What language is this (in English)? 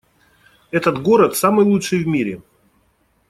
Russian